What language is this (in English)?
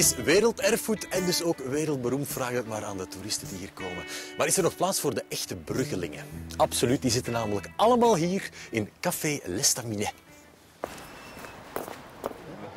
Dutch